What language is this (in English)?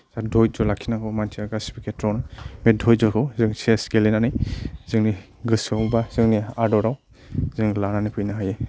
Bodo